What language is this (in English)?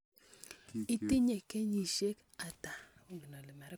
Kalenjin